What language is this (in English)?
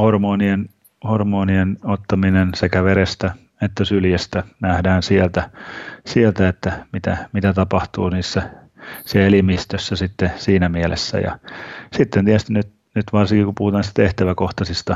Finnish